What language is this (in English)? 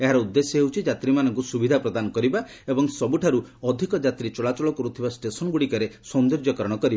Odia